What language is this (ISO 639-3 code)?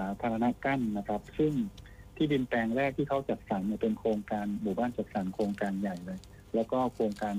tha